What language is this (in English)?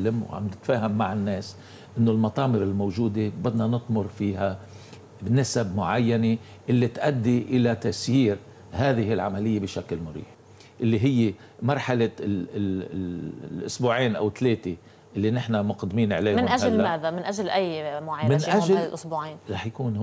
Arabic